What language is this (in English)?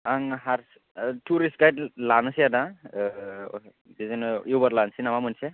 Bodo